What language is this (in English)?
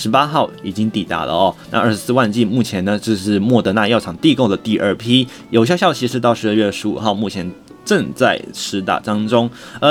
Chinese